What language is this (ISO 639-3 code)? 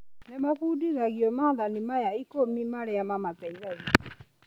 kik